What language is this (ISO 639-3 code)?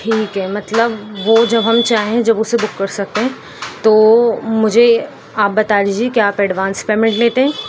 urd